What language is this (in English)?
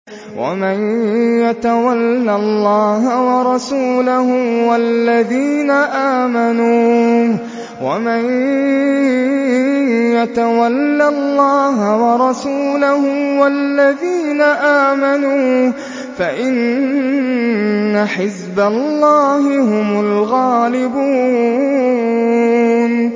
Arabic